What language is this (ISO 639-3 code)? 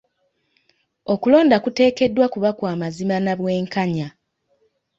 lug